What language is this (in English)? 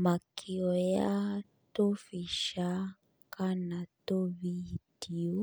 Kikuyu